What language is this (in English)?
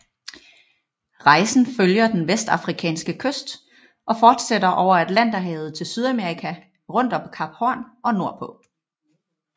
Danish